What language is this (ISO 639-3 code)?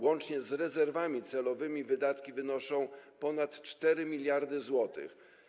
pol